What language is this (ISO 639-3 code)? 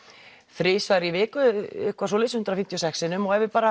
isl